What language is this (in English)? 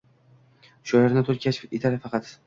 Uzbek